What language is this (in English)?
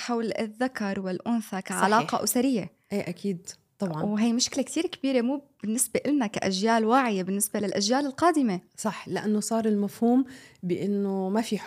Arabic